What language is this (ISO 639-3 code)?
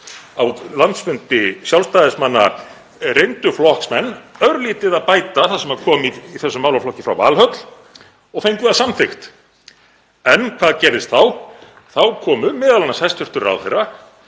isl